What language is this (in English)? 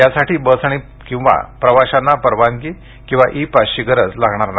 Marathi